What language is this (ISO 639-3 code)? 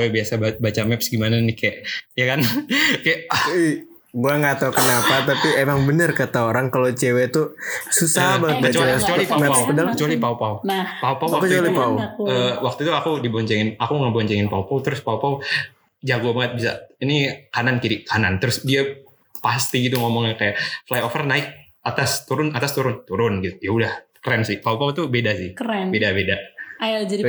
ind